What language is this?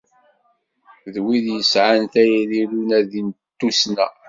Kabyle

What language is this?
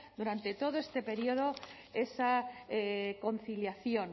Spanish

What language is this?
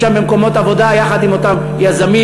Hebrew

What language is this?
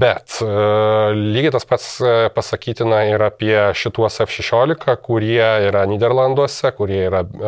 Lithuanian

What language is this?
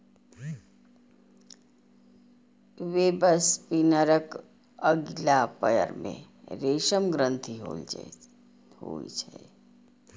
Maithili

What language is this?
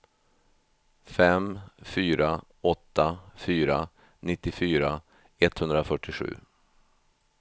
Swedish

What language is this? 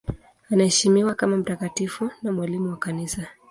Swahili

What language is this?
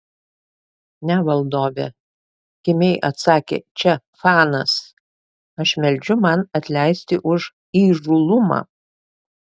Lithuanian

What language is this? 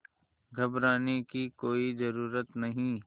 Hindi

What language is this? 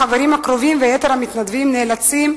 Hebrew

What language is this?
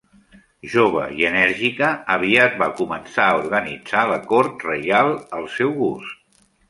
Catalan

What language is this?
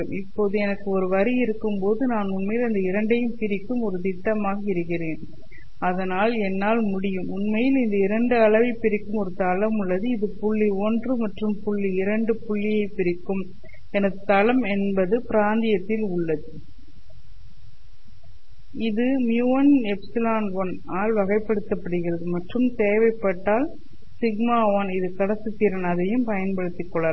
Tamil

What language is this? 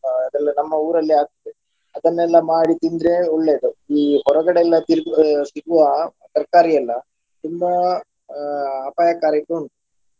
Kannada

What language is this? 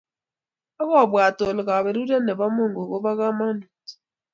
Kalenjin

